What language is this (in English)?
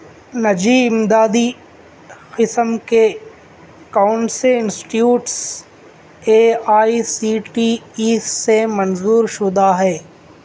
Urdu